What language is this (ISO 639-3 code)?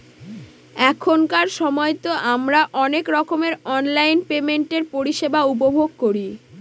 ben